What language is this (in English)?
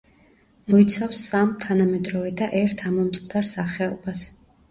Georgian